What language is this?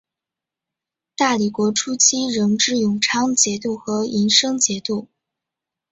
Chinese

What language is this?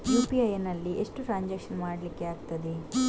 Kannada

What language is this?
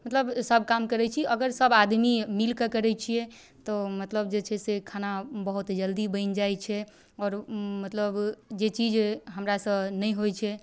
Maithili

